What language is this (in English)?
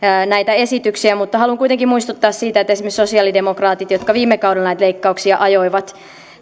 Finnish